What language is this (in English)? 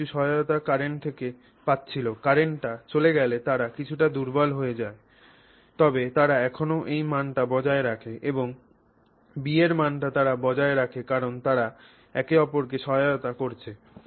Bangla